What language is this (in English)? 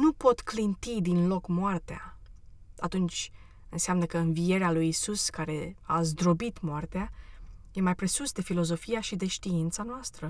Romanian